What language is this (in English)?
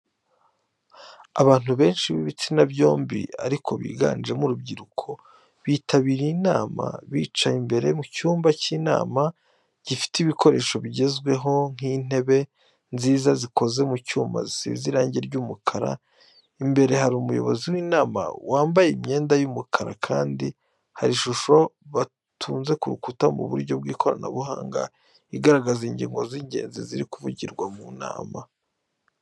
Kinyarwanda